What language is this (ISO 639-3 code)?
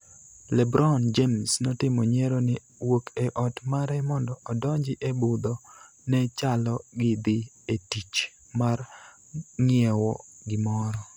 luo